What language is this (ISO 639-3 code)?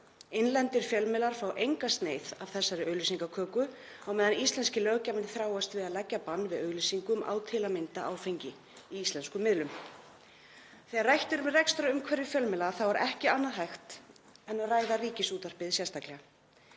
isl